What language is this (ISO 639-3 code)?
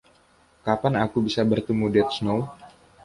ind